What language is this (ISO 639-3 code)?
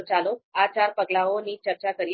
guj